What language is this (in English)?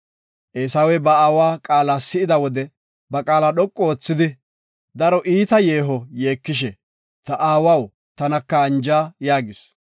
Gofa